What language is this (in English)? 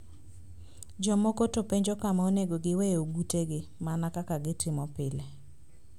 Luo (Kenya and Tanzania)